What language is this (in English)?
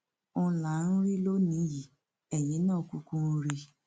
Yoruba